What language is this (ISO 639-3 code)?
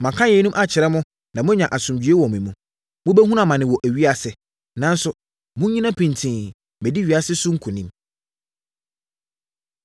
aka